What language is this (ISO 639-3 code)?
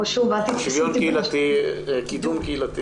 heb